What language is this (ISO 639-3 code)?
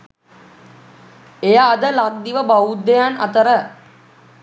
sin